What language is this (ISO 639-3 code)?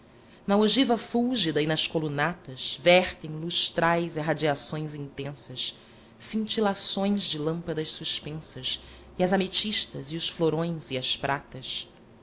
por